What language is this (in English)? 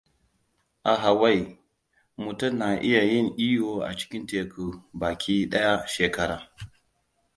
Hausa